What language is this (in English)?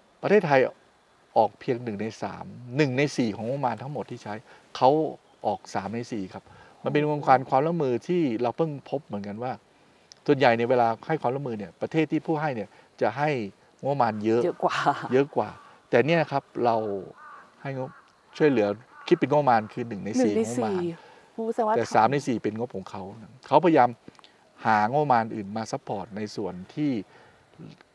Thai